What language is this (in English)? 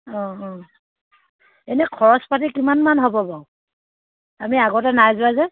Assamese